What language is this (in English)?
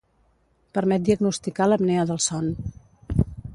Catalan